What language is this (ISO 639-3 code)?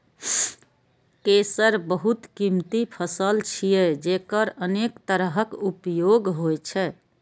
mai